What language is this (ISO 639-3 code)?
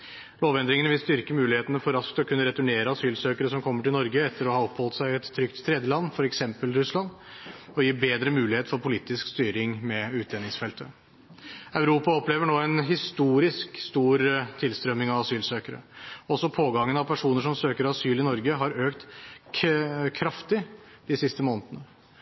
nob